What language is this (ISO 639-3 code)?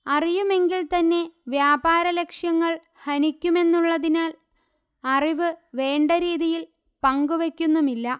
mal